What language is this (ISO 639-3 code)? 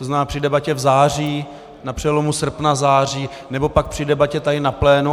ces